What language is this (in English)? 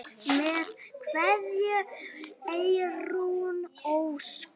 Icelandic